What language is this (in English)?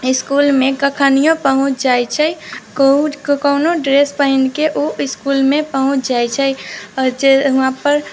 Maithili